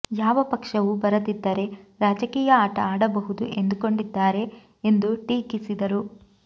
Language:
Kannada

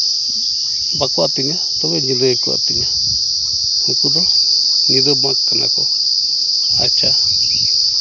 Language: Santali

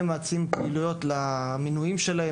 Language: Hebrew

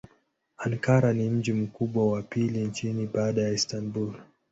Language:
Swahili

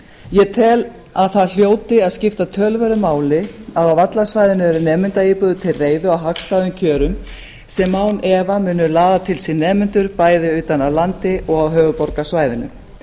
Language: Icelandic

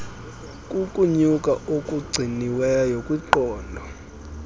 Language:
Xhosa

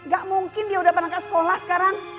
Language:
Indonesian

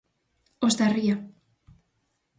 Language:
Galician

